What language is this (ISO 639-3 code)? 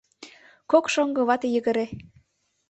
chm